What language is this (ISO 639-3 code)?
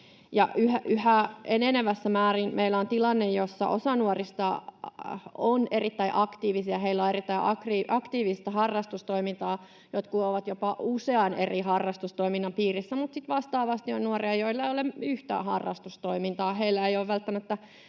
fin